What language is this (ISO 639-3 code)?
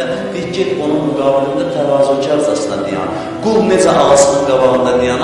tur